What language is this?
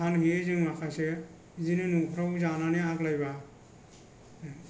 Bodo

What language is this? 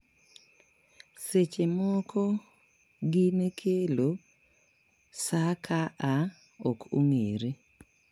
Luo (Kenya and Tanzania)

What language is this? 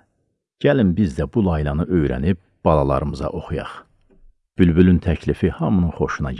Turkish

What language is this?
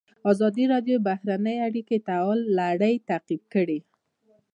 Pashto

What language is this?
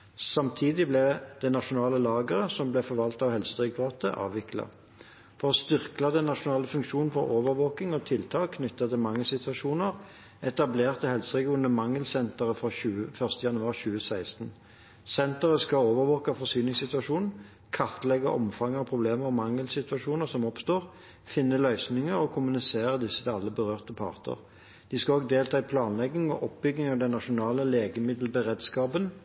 Norwegian Bokmål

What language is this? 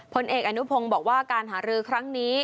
Thai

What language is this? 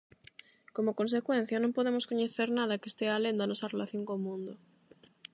Galician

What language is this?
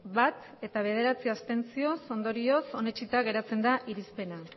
Basque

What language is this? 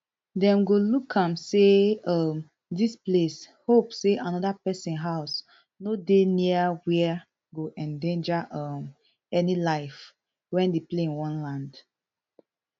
Nigerian Pidgin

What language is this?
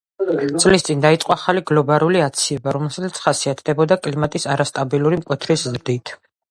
Georgian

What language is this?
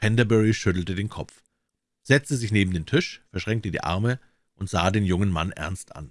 German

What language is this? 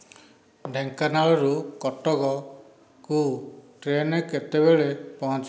Odia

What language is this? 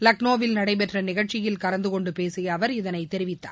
Tamil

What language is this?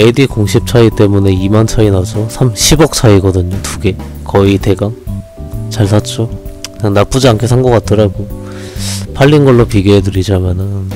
Korean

